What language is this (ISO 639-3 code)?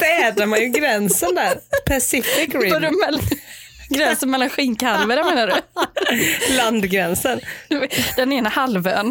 swe